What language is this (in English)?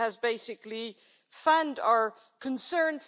English